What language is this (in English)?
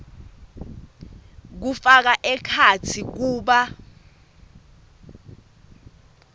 Swati